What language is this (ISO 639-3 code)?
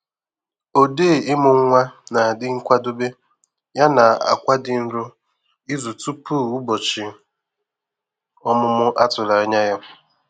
ibo